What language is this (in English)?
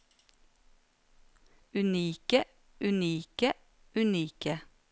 Norwegian